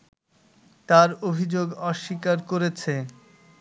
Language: Bangla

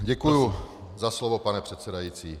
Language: Czech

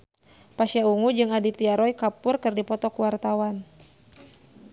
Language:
Sundanese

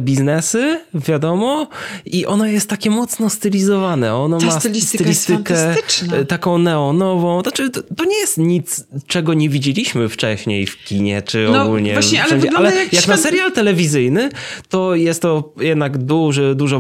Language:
Polish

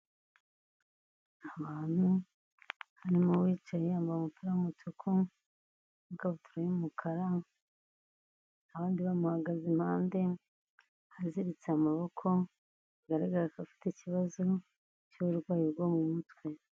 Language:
Kinyarwanda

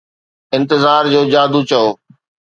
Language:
Sindhi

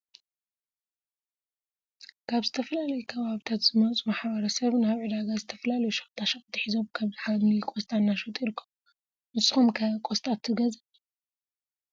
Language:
Tigrinya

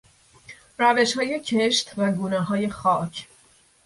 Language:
Persian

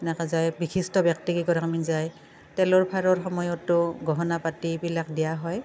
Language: Assamese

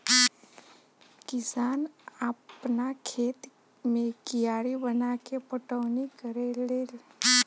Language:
Bhojpuri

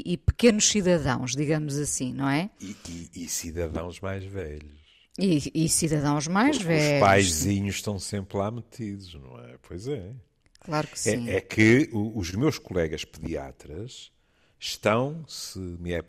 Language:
Portuguese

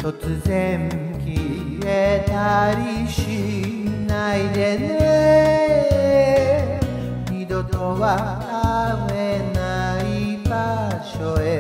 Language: Japanese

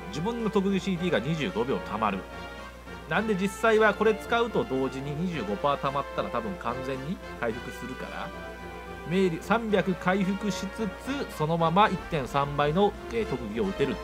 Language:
Japanese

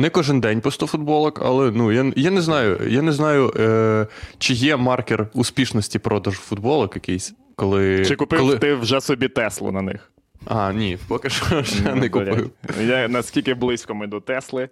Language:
Ukrainian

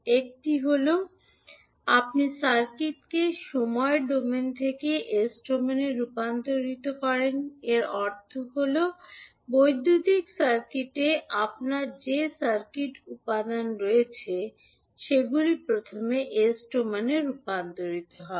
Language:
Bangla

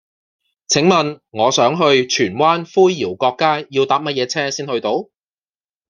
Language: Cantonese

